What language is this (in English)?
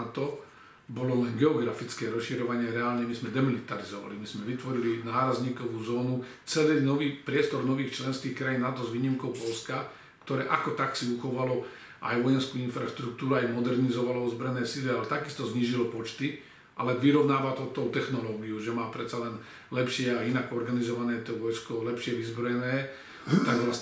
Slovak